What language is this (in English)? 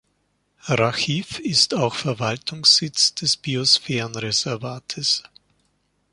German